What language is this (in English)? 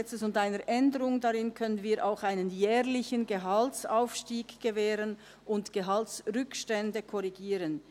Swiss German